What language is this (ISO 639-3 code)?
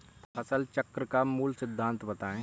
hin